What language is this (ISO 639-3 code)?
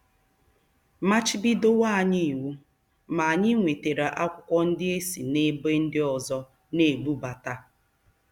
ibo